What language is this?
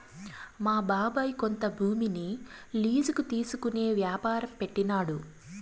Telugu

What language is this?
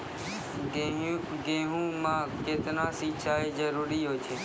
Maithili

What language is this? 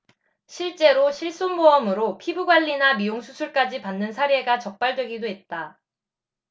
Korean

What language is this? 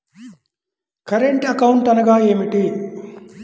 Telugu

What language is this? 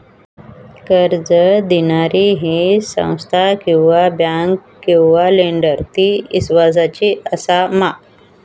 Marathi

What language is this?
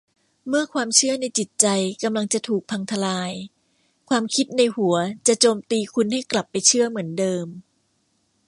Thai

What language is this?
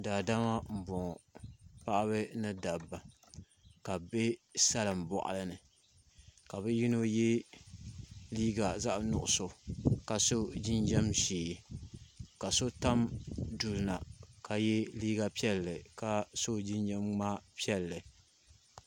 Dagbani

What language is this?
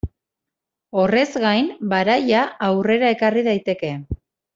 Basque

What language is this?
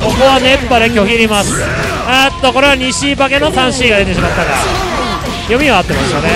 Japanese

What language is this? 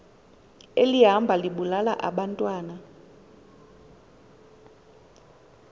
Xhosa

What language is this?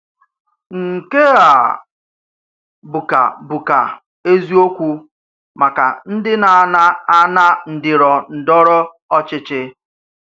Igbo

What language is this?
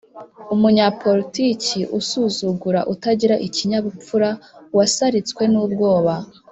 Kinyarwanda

